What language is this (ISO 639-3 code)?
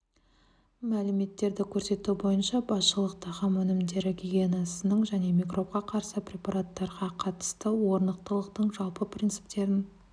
kaz